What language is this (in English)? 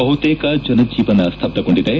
Kannada